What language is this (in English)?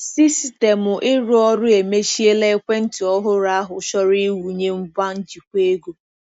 Igbo